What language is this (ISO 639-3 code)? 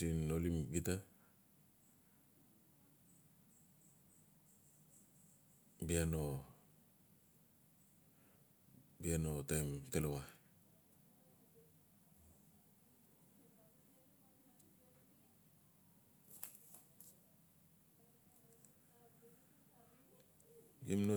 ncf